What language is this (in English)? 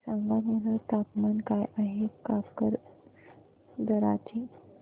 Marathi